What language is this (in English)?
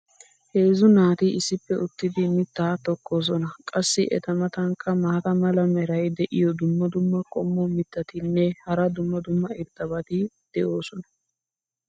Wolaytta